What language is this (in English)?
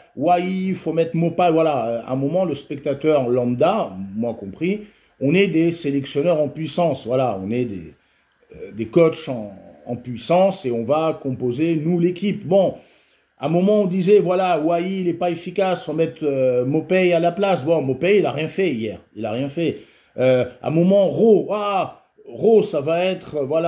French